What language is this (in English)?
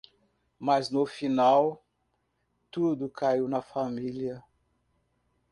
Portuguese